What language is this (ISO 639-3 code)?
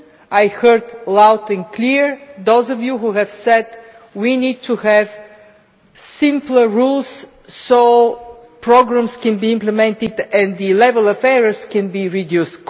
eng